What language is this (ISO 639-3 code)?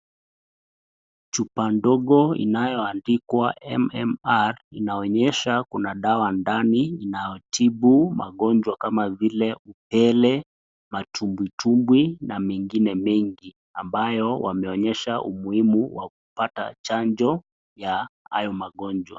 swa